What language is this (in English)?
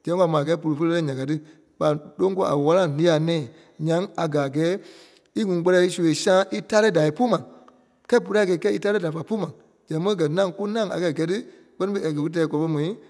Kpelle